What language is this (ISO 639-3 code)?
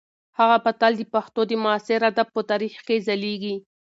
pus